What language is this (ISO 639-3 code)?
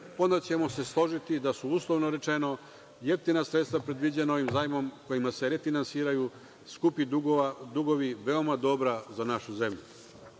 srp